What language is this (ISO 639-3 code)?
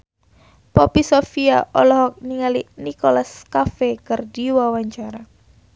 sun